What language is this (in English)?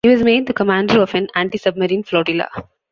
English